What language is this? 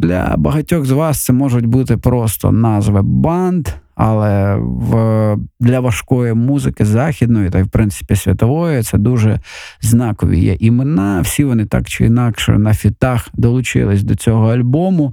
Ukrainian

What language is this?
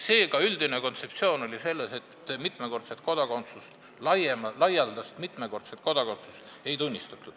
Estonian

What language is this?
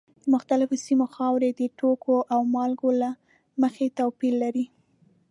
Pashto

